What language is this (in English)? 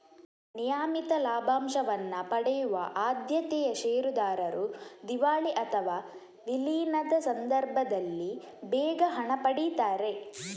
Kannada